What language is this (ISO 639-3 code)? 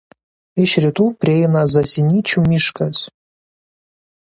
lit